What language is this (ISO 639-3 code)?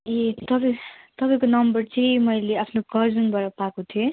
nep